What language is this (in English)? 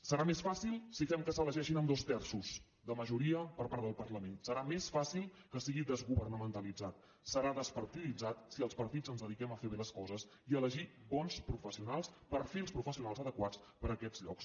Catalan